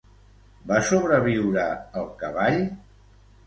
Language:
Catalan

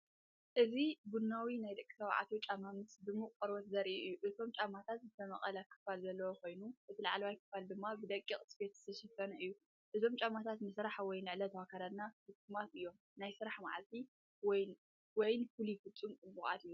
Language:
Tigrinya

